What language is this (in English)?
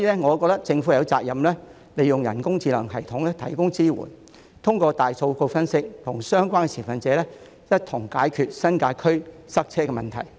Cantonese